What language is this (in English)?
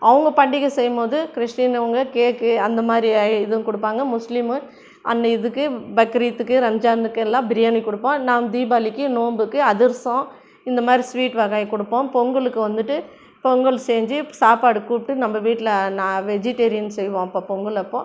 Tamil